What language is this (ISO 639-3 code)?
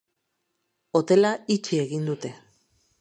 eus